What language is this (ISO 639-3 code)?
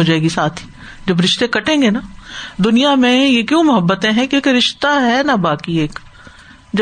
urd